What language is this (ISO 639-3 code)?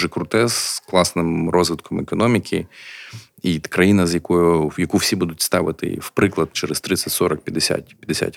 ukr